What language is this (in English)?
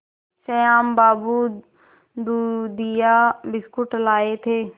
Hindi